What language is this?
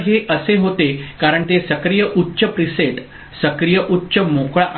Marathi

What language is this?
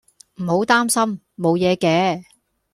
Cantonese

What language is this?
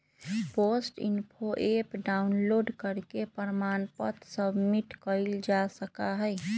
Magahi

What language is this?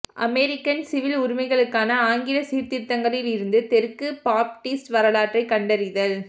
Tamil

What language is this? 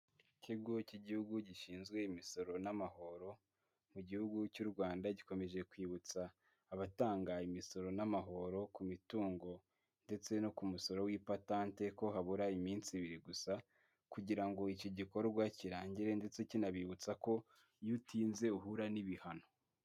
Kinyarwanda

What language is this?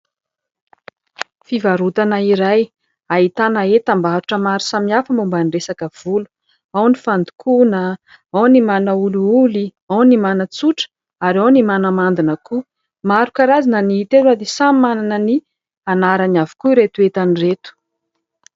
Malagasy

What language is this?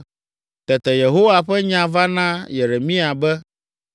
Ewe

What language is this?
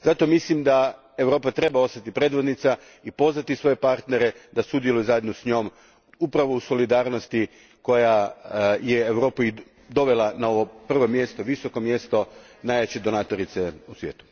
Croatian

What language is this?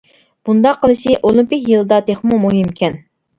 Uyghur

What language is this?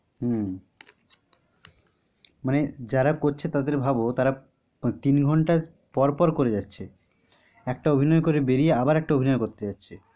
Bangla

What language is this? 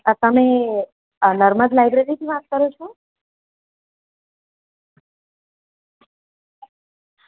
Gujarati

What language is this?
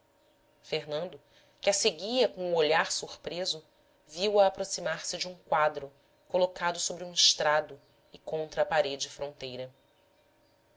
Portuguese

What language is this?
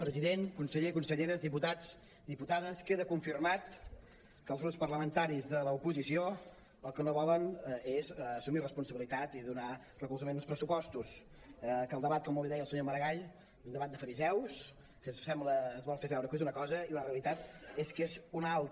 Catalan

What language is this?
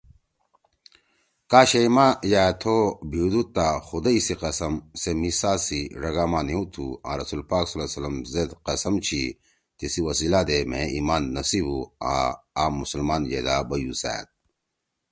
Torwali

